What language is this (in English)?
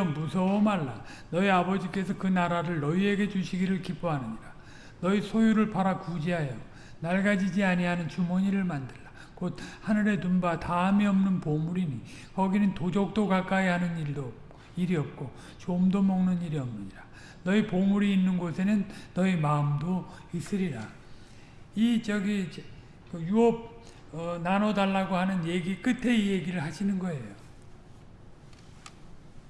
Korean